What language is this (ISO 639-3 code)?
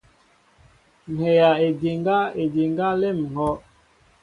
mbo